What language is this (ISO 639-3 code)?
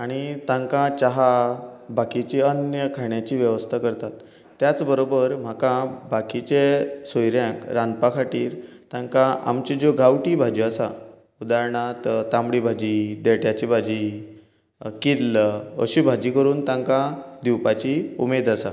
kok